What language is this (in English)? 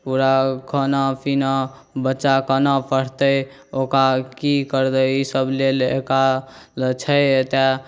Maithili